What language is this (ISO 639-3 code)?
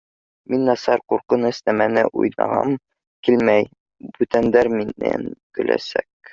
bak